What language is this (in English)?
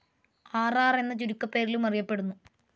Malayalam